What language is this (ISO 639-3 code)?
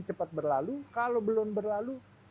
ind